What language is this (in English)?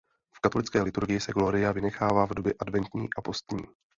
Czech